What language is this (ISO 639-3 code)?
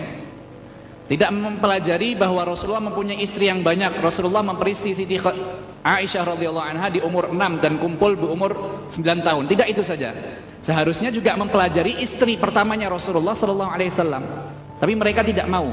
ind